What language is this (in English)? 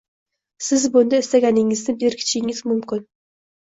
Uzbek